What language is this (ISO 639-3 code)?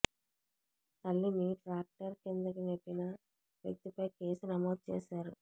tel